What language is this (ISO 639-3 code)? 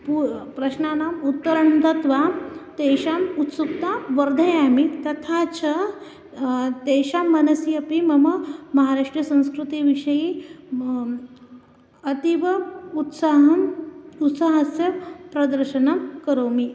san